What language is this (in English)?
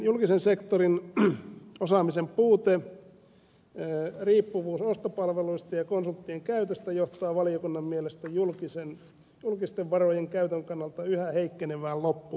Finnish